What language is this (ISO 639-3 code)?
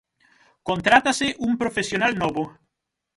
glg